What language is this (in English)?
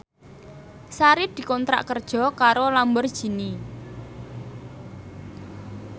Javanese